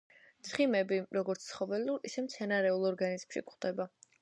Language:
Georgian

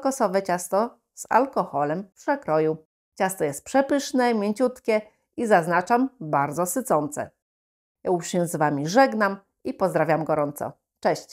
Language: Polish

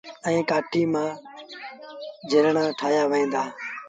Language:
Sindhi Bhil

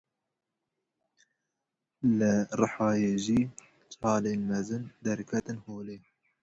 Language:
Kurdish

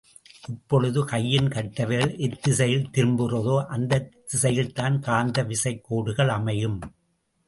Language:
Tamil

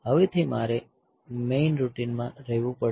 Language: Gujarati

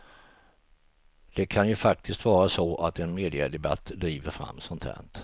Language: Swedish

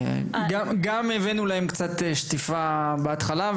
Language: Hebrew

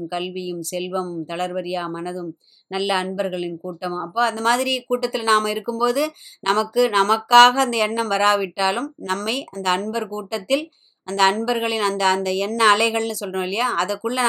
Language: Tamil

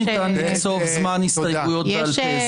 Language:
Hebrew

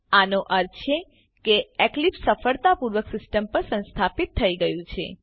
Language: Gujarati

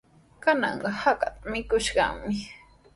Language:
Sihuas Ancash Quechua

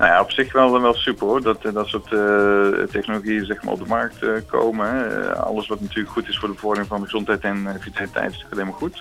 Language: Dutch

